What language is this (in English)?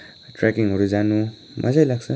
Nepali